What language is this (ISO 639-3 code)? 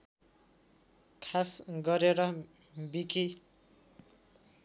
nep